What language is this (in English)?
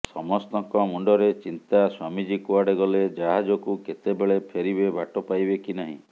Odia